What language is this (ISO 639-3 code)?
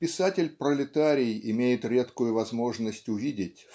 rus